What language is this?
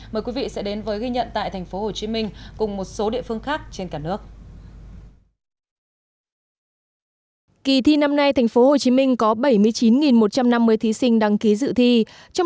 Vietnamese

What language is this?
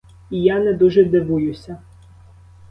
Ukrainian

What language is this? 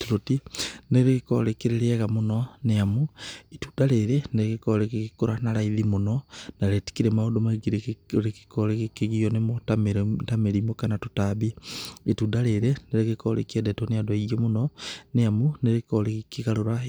Kikuyu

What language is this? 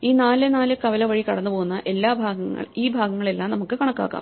Malayalam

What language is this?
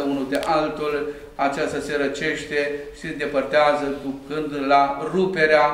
Romanian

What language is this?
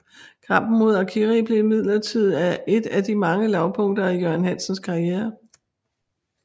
Danish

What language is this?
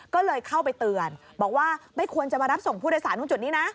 Thai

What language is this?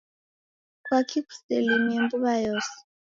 Taita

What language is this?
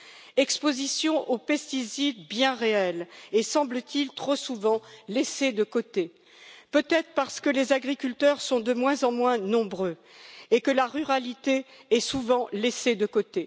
French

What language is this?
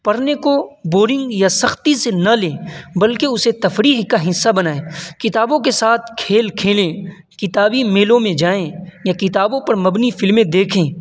Urdu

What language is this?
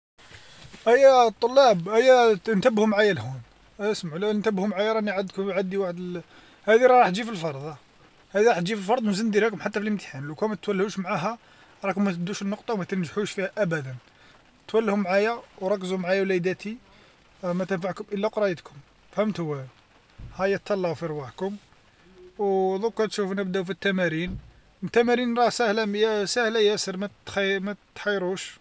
Algerian Arabic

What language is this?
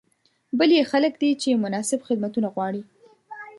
Pashto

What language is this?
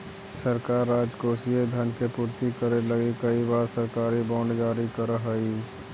Magahi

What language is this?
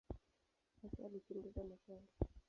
Swahili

